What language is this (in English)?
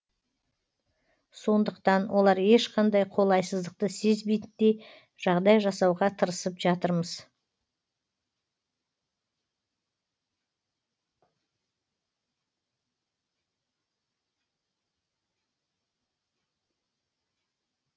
Kazakh